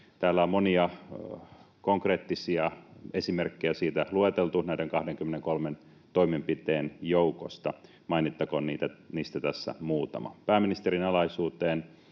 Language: Finnish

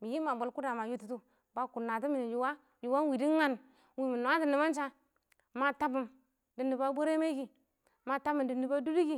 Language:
Awak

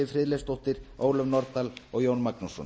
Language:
Icelandic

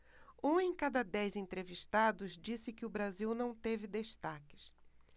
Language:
Portuguese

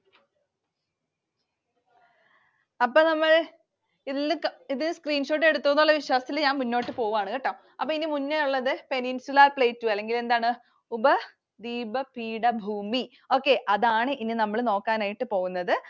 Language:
Malayalam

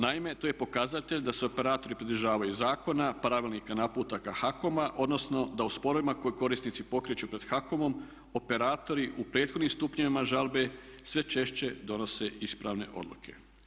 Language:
Croatian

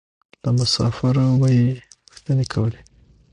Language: Pashto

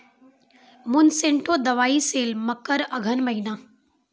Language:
Maithili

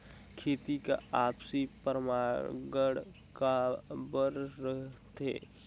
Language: Chhattisgarhi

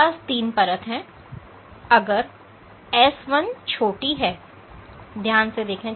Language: Hindi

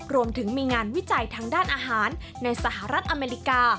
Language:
Thai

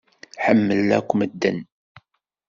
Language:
Kabyle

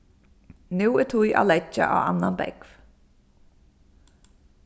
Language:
Faroese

